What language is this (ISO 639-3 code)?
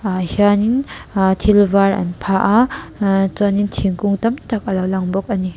lus